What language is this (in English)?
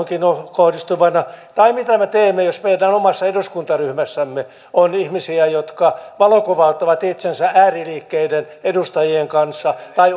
Finnish